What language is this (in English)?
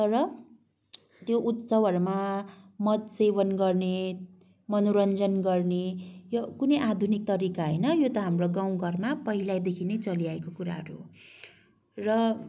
Nepali